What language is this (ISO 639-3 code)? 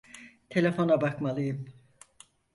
tur